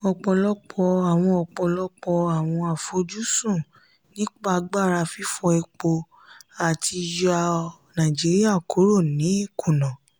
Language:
Yoruba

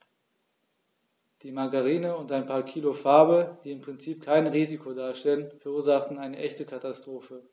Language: German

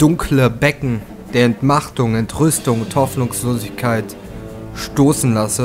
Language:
German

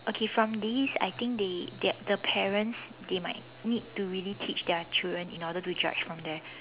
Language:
English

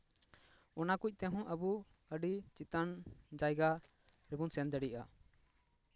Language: Santali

